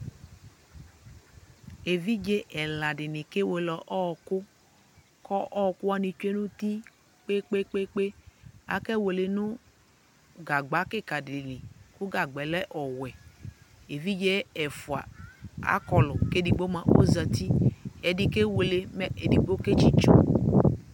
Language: Ikposo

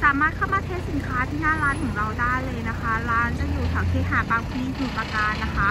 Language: Thai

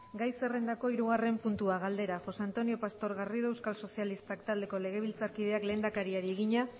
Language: Basque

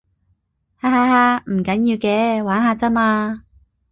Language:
Cantonese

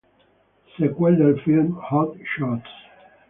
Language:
Italian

